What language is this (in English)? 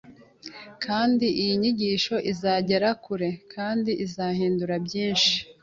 Kinyarwanda